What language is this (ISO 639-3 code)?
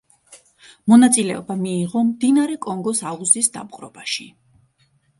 kat